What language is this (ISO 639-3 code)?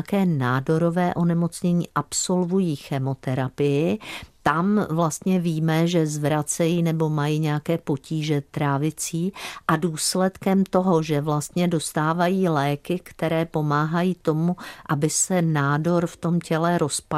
ces